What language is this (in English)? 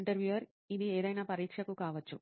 Telugu